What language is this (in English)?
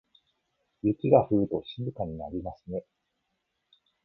Japanese